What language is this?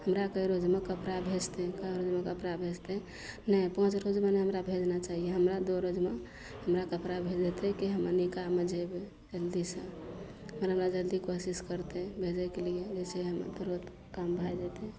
Maithili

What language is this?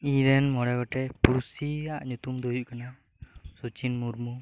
Santali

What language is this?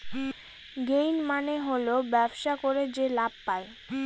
Bangla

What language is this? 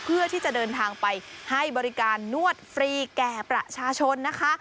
Thai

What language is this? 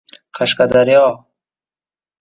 Uzbek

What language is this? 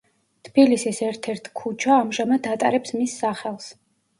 Georgian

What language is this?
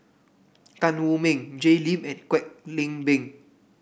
English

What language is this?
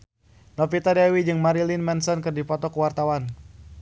Sundanese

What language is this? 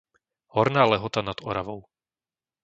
Slovak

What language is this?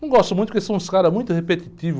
Portuguese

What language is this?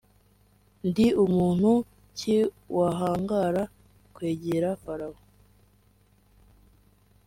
Kinyarwanda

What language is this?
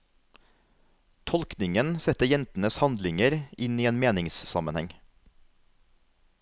Norwegian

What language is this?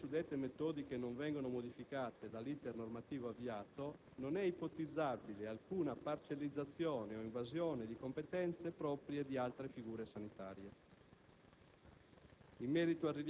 Italian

